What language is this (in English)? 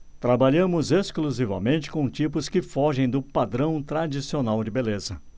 Portuguese